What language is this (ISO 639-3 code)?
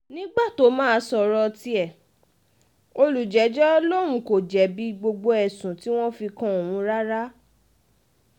yor